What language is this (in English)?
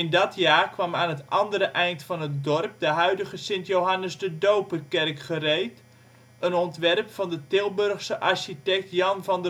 Dutch